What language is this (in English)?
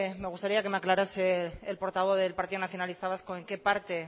Spanish